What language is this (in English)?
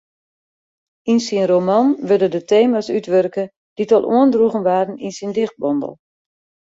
Western Frisian